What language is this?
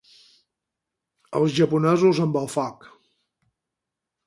Catalan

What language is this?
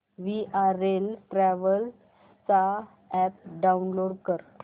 Marathi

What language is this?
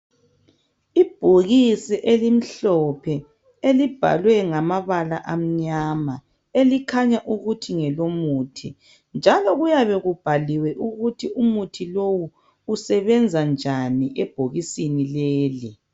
North Ndebele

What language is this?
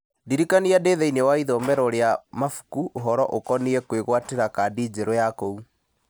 Kikuyu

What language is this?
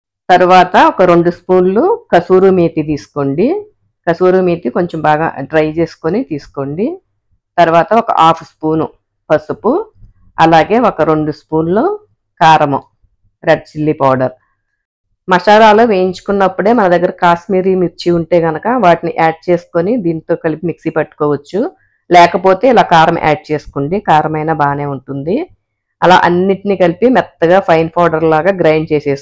Telugu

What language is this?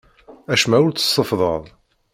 Kabyle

